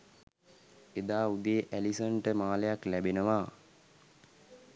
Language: Sinhala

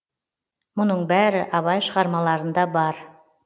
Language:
Kazakh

